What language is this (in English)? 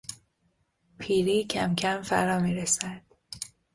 Persian